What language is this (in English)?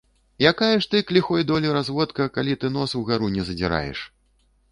Belarusian